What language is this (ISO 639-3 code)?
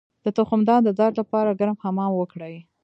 pus